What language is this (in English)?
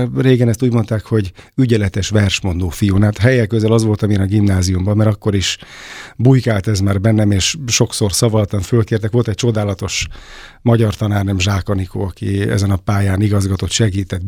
Hungarian